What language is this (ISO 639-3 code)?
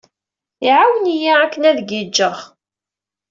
kab